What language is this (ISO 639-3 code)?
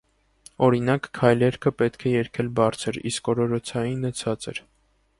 hye